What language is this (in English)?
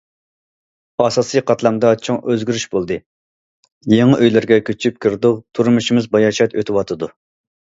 Uyghur